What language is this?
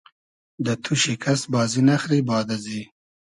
Hazaragi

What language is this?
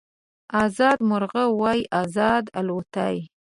Pashto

